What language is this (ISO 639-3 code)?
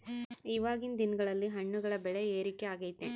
kan